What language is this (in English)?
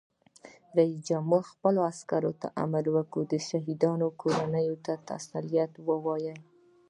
Pashto